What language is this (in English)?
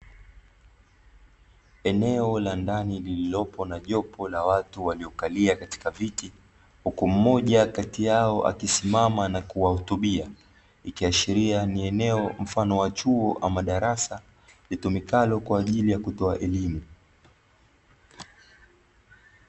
Swahili